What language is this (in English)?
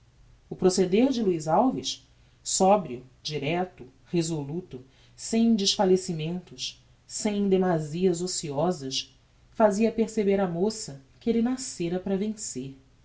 Portuguese